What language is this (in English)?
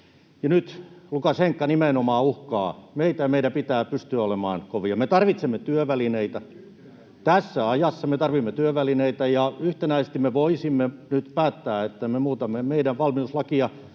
Finnish